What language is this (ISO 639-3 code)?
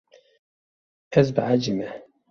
kur